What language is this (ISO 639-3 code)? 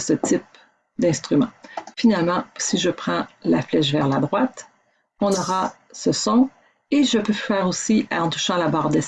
fra